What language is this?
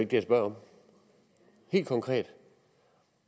Danish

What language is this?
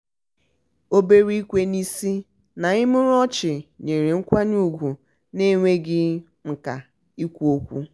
Igbo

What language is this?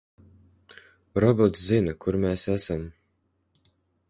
Latvian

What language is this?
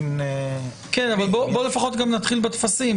Hebrew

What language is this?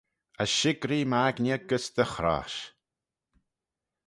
Manx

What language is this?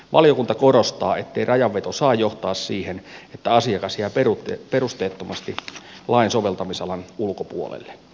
Finnish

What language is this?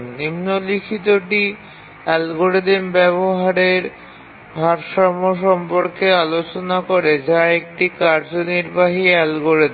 Bangla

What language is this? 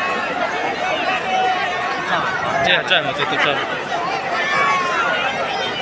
Indonesian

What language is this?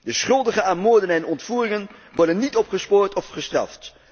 Dutch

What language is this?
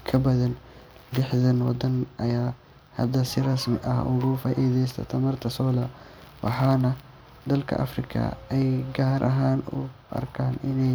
Somali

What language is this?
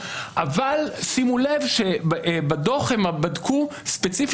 Hebrew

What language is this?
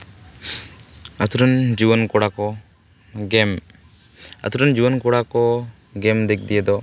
Santali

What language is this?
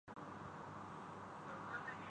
Urdu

